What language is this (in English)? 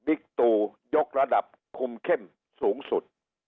Thai